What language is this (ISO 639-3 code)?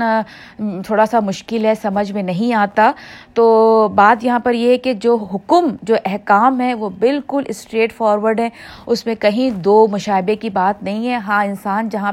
urd